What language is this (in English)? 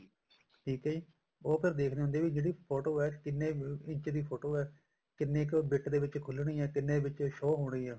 Punjabi